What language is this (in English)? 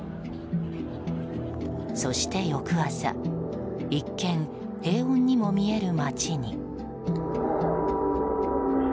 Japanese